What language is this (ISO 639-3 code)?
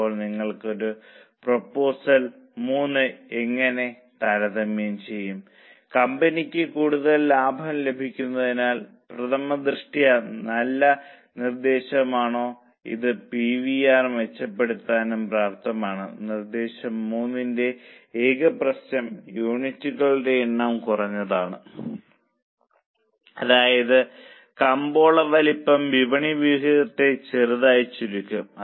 mal